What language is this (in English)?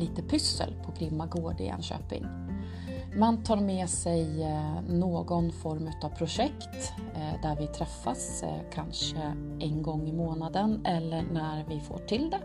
Swedish